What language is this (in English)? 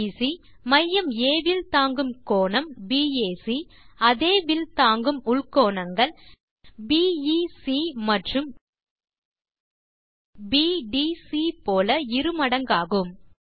Tamil